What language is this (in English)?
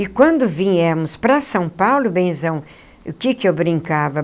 Portuguese